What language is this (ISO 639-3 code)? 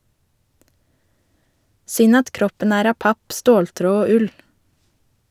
nor